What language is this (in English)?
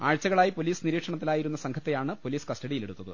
Malayalam